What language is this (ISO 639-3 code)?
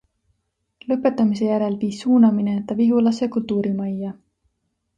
est